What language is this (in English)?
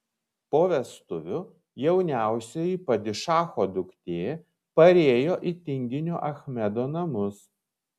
Lithuanian